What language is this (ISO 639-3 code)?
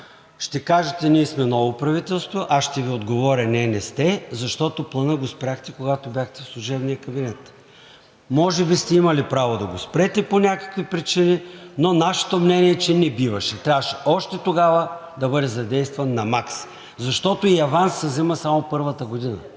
bul